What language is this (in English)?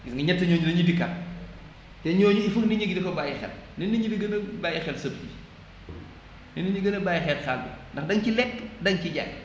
Wolof